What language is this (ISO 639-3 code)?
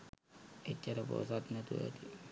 sin